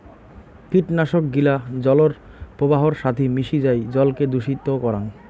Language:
Bangla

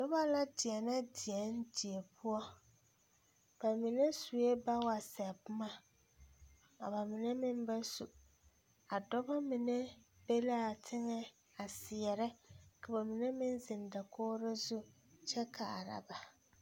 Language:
Southern Dagaare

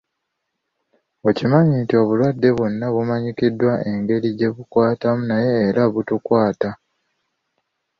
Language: Ganda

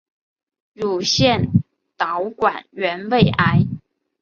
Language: Chinese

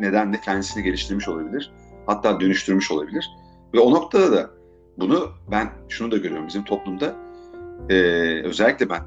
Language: Turkish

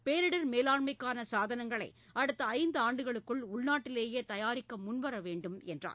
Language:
Tamil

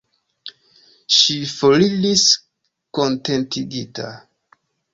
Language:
Esperanto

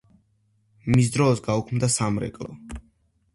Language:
Georgian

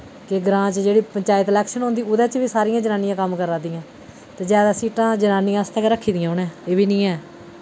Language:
Dogri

